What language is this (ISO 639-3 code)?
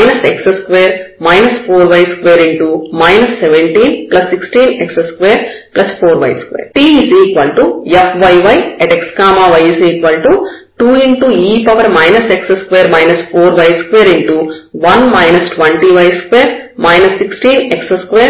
tel